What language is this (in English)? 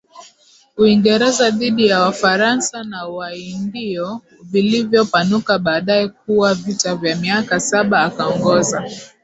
Swahili